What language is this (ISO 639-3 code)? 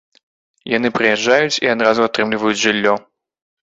bel